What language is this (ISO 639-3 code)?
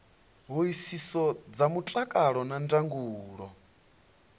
ven